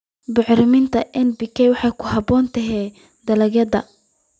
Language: Somali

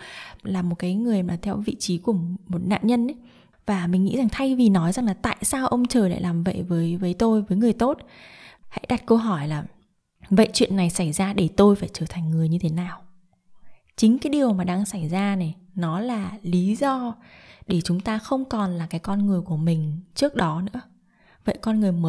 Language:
Vietnamese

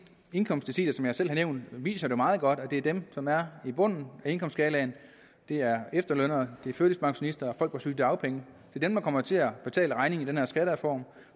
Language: Danish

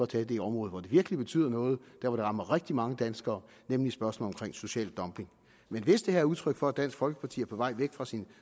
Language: Danish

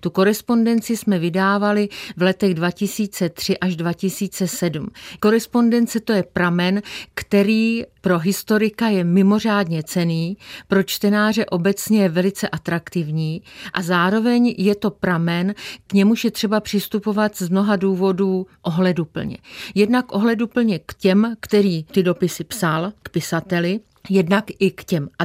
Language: Czech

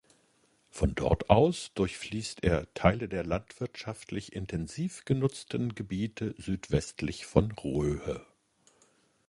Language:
German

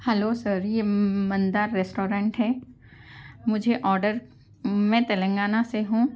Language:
Urdu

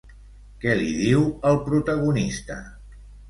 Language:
Catalan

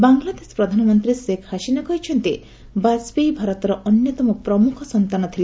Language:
Odia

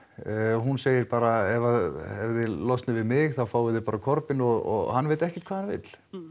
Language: Icelandic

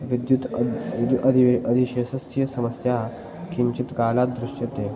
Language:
Sanskrit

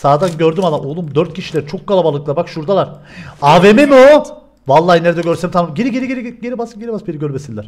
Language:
Turkish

